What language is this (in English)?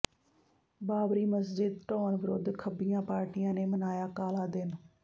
Punjabi